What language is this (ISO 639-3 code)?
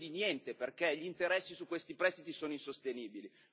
ita